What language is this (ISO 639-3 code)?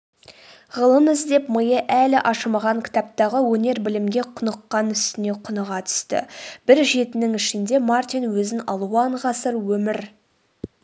kaz